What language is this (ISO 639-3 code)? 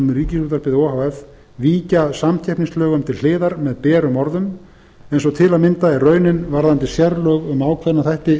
isl